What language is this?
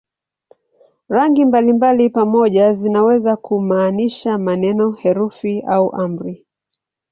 Swahili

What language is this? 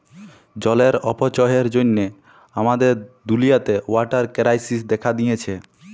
Bangla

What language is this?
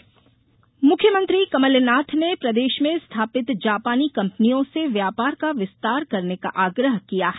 Hindi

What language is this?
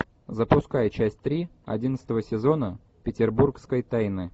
Russian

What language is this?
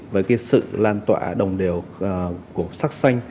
Vietnamese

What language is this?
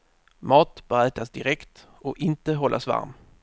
Swedish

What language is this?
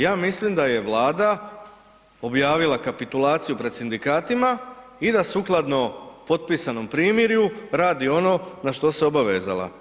Croatian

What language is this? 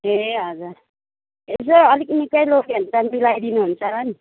Nepali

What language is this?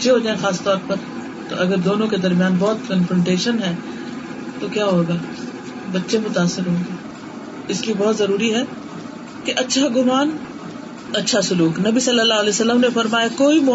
Urdu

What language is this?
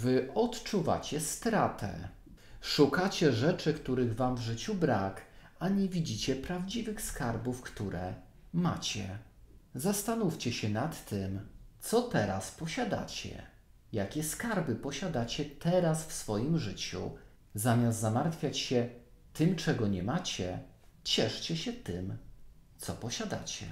Polish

